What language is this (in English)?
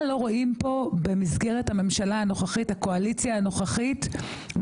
Hebrew